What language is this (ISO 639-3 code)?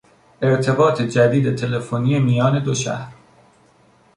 fas